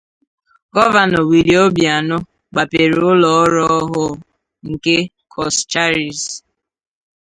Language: Igbo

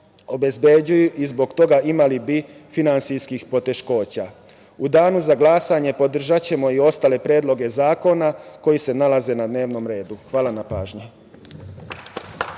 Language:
Serbian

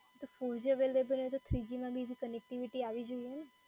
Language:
Gujarati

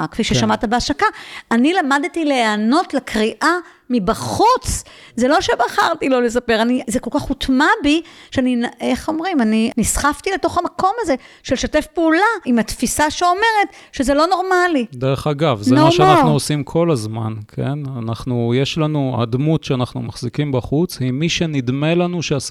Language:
Hebrew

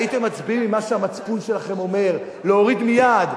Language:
Hebrew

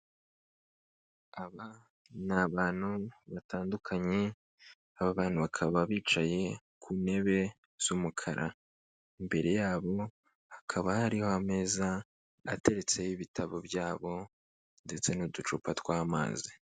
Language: Kinyarwanda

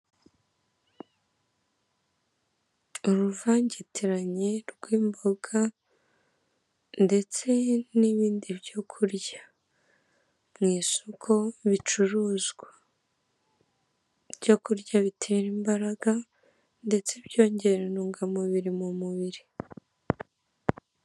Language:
Kinyarwanda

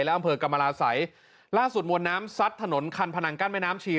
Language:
Thai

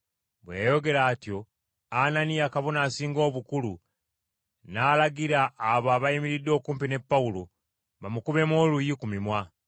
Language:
Ganda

